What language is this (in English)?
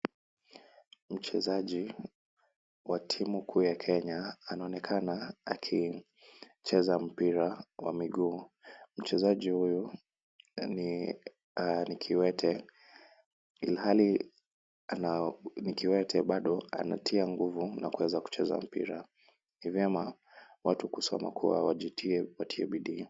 Swahili